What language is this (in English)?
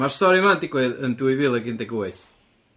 Welsh